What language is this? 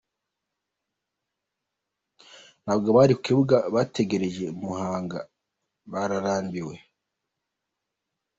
Kinyarwanda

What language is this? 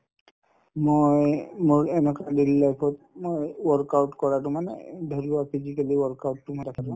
Assamese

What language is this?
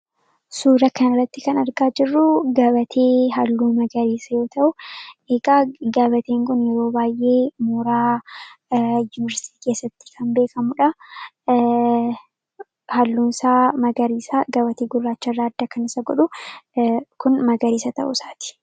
Oromo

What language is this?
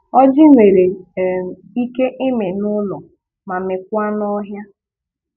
Igbo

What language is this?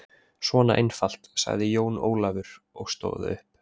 Icelandic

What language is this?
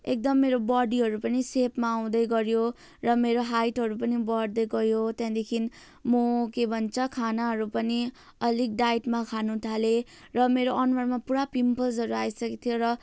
Nepali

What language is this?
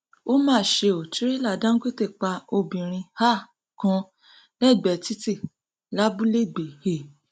Yoruba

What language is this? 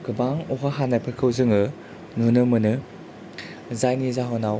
Bodo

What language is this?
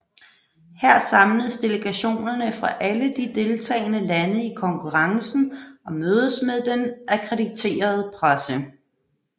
Danish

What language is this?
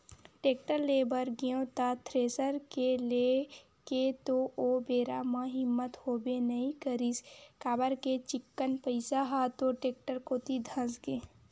Chhattisgarhi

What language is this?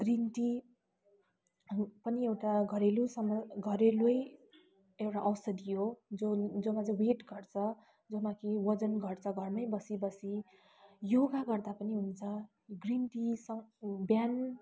Nepali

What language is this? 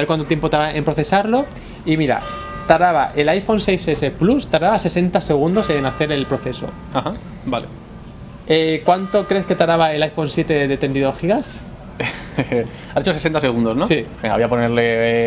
Spanish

